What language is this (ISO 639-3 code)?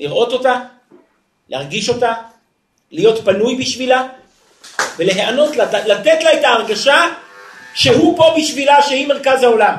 heb